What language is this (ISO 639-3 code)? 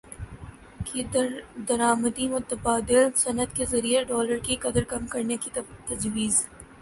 urd